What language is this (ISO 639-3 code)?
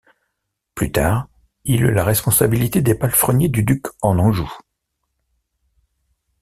fra